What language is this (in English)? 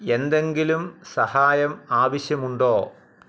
Malayalam